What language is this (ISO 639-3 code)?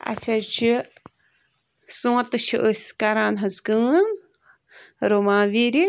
kas